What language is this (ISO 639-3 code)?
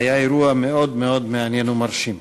heb